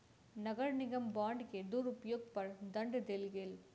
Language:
Maithili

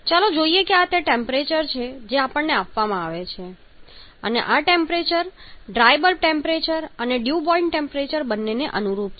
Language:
Gujarati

